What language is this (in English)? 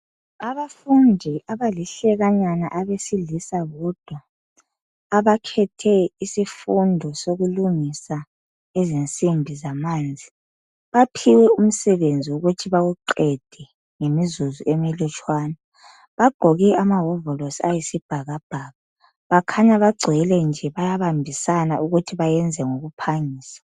North Ndebele